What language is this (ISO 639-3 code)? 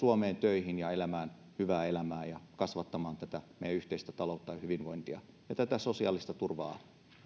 fin